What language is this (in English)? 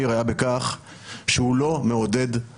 Hebrew